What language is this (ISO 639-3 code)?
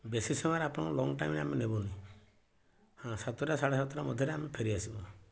ori